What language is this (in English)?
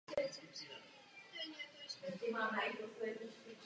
Czech